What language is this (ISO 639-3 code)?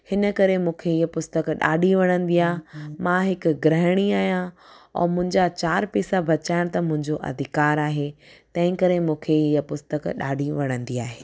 snd